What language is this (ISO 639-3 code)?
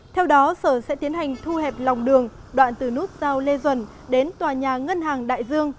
vie